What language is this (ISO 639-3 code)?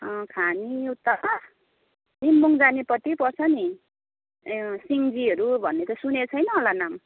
nep